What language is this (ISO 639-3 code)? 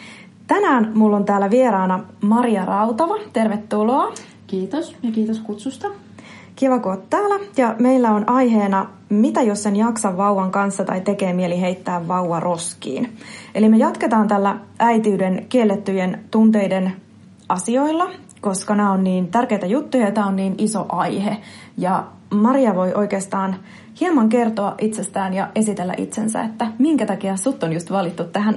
fin